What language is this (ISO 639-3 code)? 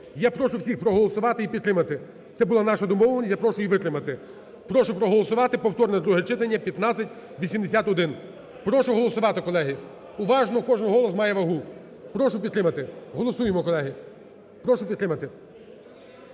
ukr